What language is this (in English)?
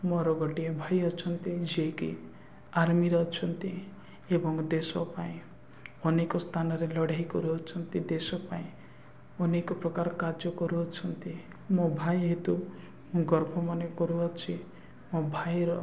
Odia